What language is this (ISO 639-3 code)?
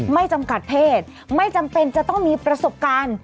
tha